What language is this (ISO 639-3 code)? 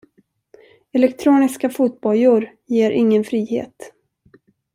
swe